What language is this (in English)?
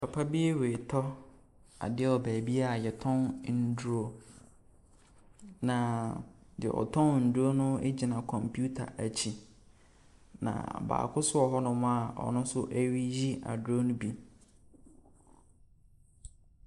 Akan